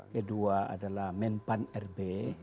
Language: Indonesian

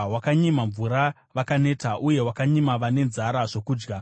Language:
Shona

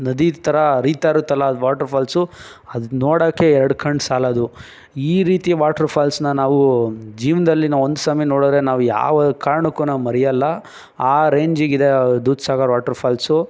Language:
Kannada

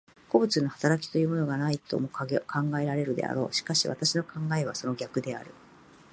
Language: Japanese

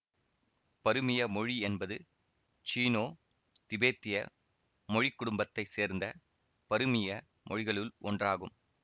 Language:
Tamil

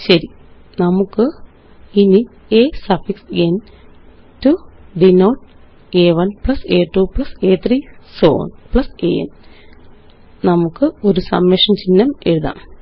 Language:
Malayalam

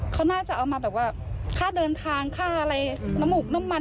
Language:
Thai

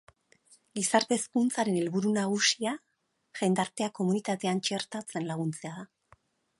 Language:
Basque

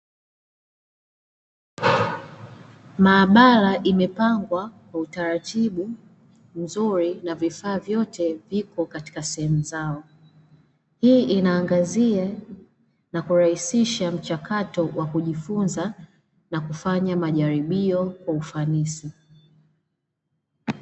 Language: Swahili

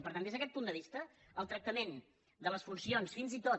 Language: Catalan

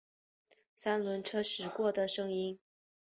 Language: Chinese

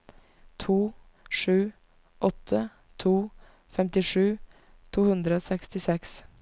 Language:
Norwegian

